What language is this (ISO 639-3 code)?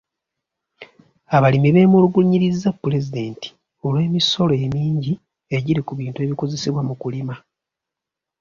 lug